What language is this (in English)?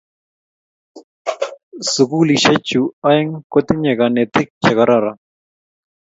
Kalenjin